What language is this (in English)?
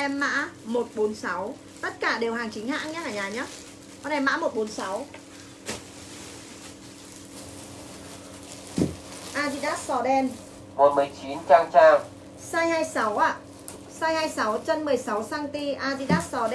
Vietnamese